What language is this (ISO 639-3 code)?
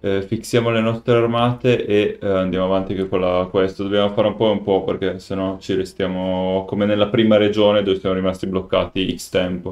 ita